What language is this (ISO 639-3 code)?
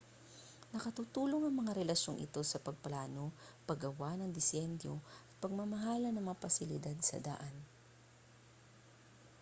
fil